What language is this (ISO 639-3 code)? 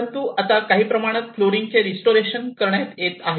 mar